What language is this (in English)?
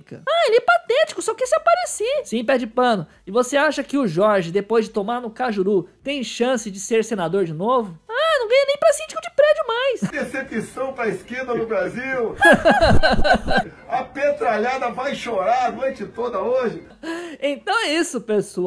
Portuguese